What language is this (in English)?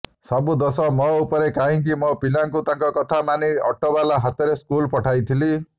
Odia